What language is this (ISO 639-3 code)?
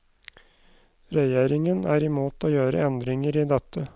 nor